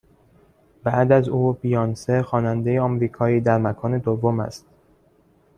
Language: Persian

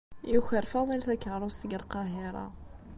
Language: Kabyle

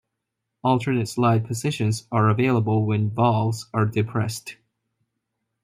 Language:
English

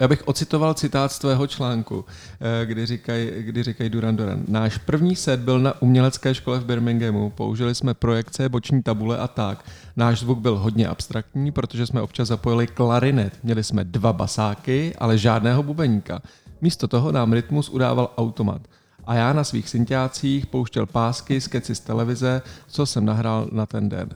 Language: Czech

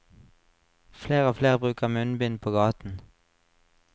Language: Norwegian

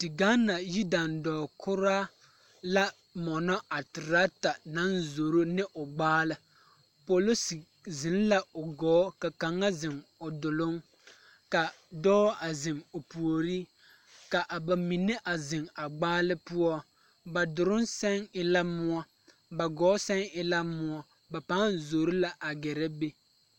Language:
Southern Dagaare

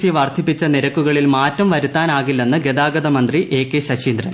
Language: Malayalam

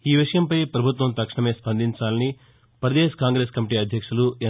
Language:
Telugu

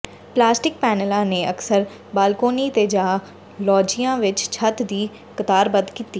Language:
Punjabi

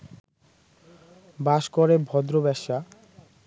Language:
Bangla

